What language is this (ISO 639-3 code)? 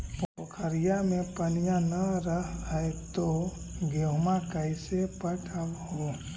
mag